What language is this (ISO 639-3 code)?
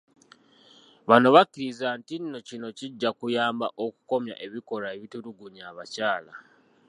lug